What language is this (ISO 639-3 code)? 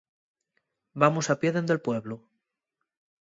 ast